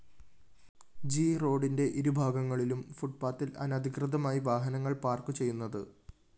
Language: Malayalam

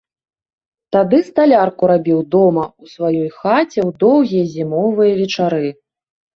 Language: Belarusian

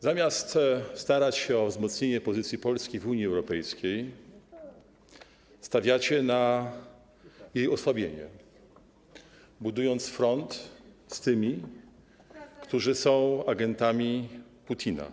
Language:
Polish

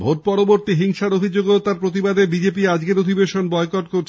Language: Bangla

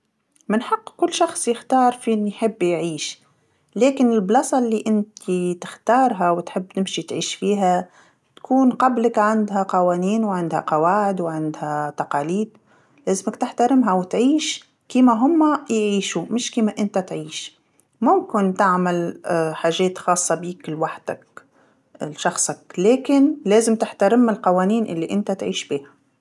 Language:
Tunisian Arabic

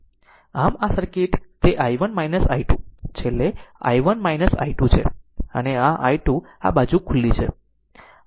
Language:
Gujarati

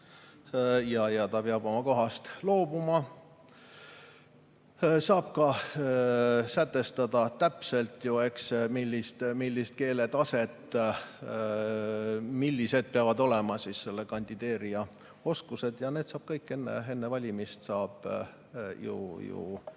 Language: Estonian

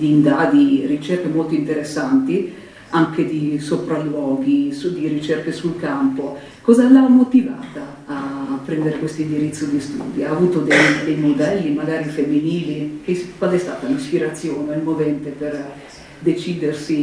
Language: Italian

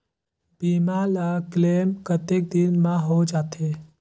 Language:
Chhattisgarhi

